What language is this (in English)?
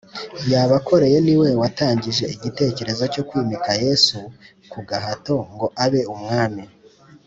Kinyarwanda